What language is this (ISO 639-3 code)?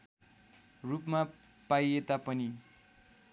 nep